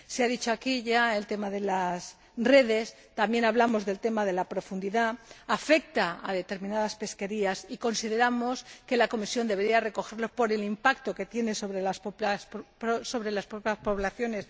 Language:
Spanish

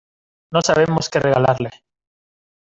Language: Spanish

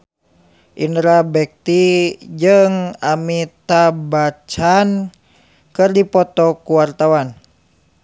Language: Sundanese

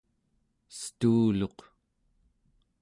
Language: Central Yupik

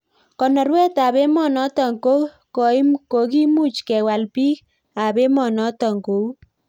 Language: Kalenjin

